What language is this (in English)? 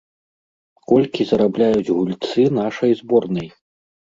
Belarusian